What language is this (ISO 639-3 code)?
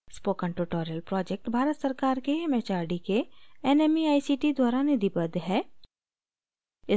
hin